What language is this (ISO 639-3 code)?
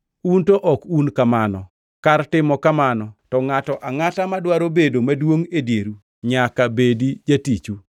luo